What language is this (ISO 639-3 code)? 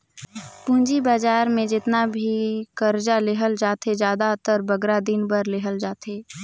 hne